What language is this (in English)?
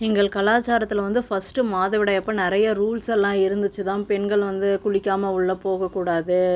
Tamil